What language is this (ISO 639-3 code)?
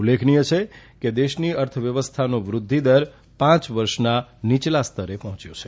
guj